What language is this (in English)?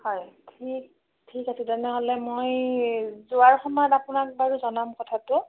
Assamese